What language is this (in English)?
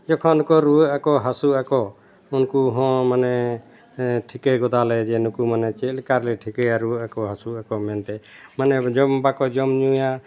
Santali